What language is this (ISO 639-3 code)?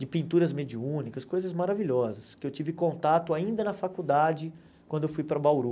por